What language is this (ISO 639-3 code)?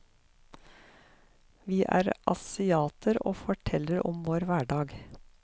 nor